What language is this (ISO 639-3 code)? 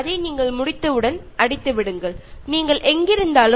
mal